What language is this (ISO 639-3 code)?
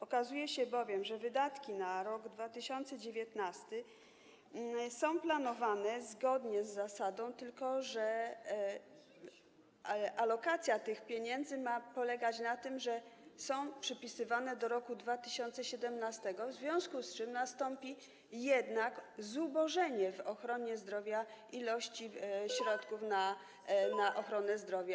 pol